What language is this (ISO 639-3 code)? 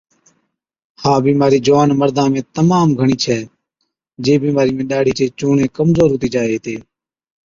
odk